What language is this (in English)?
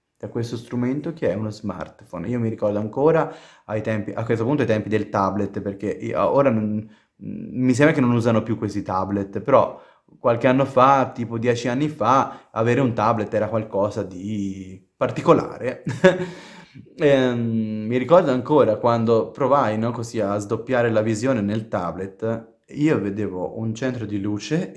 Italian